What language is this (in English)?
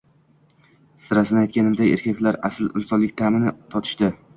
Uzbek